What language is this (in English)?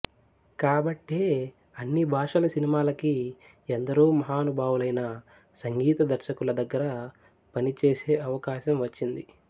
Telugu